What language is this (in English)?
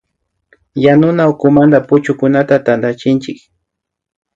Imbabura Highland Quichua